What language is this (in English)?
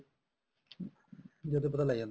Punjabi